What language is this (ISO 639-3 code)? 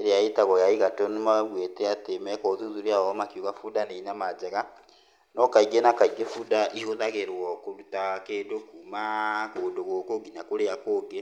kik